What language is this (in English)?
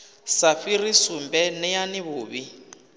Venda